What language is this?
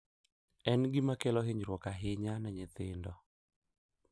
Luo (Kenya and Tanzania)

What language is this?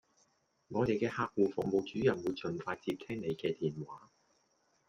Cantonese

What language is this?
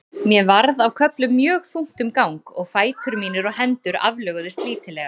Icelandic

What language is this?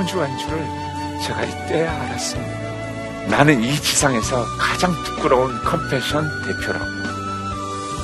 Korean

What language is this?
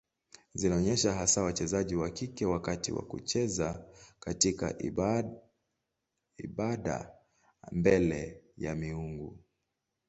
Swahili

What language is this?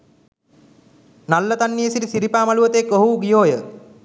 Sinhala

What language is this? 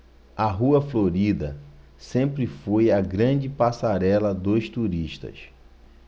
Portuguese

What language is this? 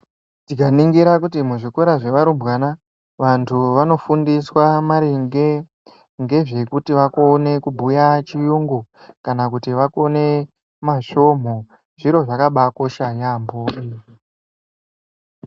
Ndau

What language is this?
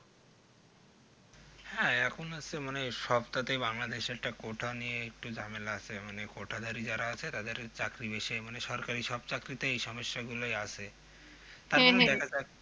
Bangla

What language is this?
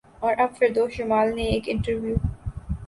Urdu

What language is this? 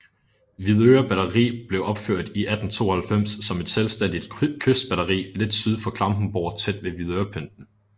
Danish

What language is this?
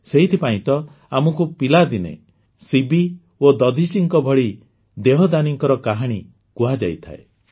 Odia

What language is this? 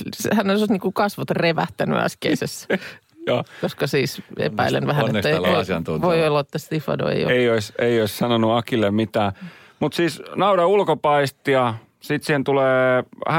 Finnish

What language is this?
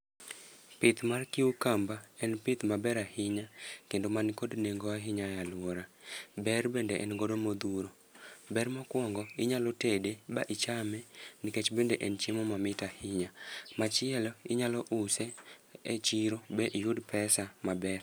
Luo (Kenya and Tanzania)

